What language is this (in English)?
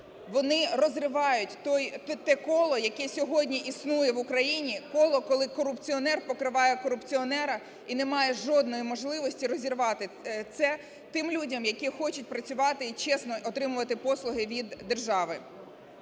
Ukrainian